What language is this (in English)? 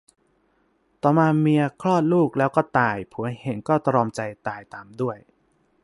Thai